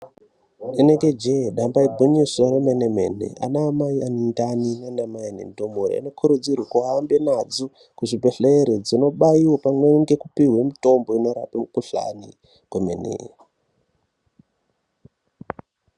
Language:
Ndau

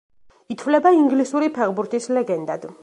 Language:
Georgian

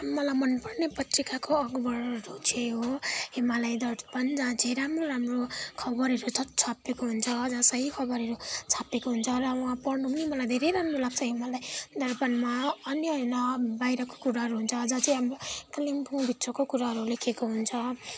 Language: Nepali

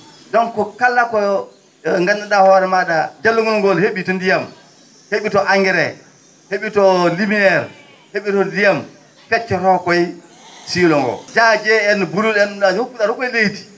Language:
Fula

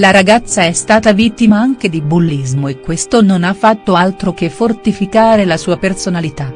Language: Italian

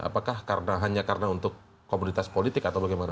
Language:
Indonesian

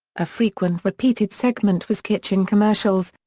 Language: English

